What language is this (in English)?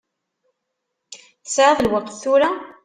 Kabyle